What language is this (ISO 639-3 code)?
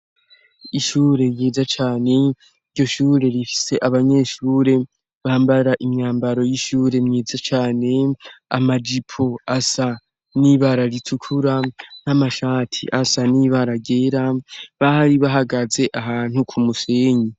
run